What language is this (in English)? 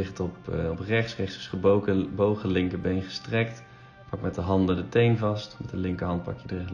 Dutch